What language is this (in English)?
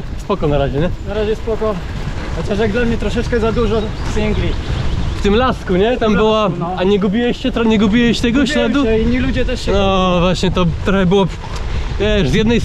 Polish